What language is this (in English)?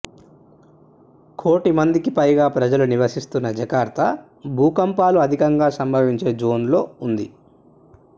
Telugu